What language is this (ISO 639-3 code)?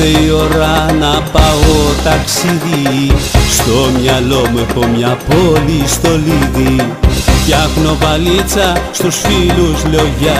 ell